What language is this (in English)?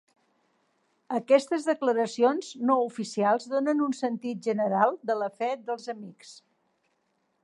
Catalan